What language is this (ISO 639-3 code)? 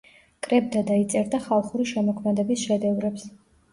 kat